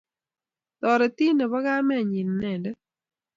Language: Kalenjin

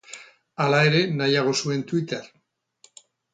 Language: Basque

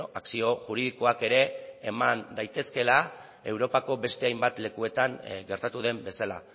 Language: Basque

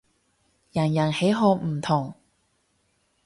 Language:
Cantonese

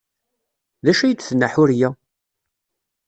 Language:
Kabyle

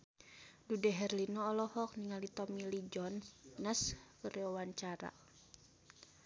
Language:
Sundanese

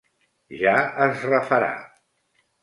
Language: Catalan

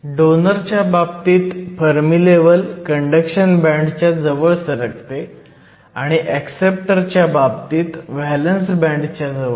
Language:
Marathi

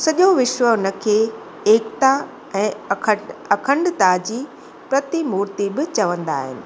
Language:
Sindhi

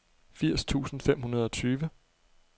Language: Danish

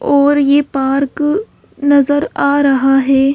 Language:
Hindi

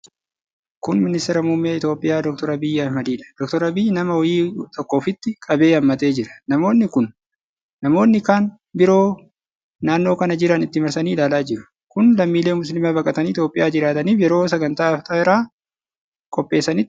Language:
Oromo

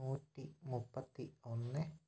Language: Malayalam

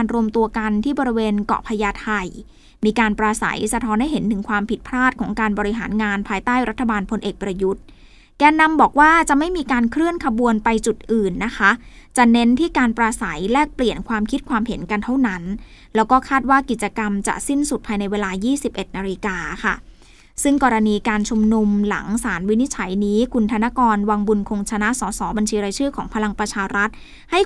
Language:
Thai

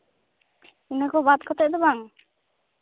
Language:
Santali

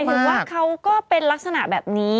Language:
Thai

